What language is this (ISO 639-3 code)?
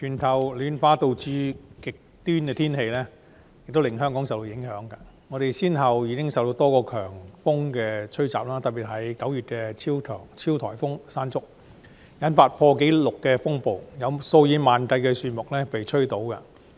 yue